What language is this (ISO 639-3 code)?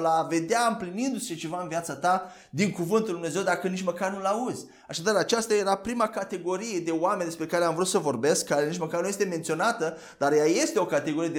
ron